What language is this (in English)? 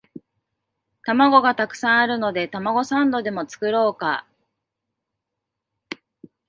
Japanese